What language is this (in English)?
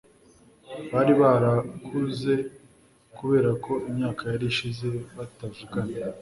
Kinyarwanda